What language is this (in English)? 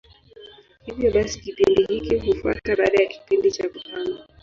Swahili